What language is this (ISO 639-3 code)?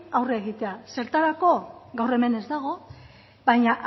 eus